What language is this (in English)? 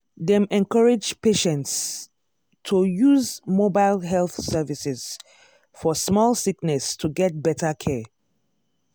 Nigerian Pidgin